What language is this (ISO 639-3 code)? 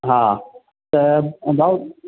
snd